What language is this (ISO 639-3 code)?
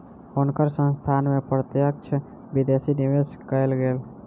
mai